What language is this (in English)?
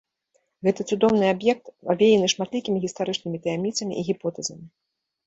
Belarusian